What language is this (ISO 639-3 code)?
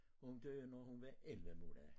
dan